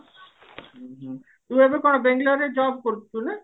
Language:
Odia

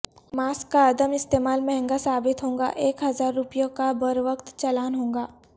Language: Urdu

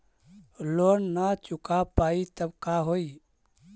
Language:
Magahi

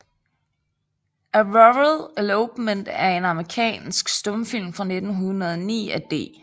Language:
Danish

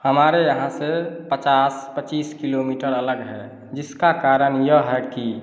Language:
Hindi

